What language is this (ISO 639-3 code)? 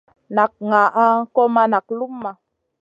mcn